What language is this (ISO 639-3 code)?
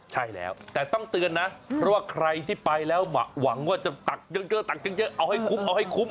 tha